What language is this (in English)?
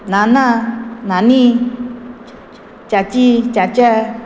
Konkani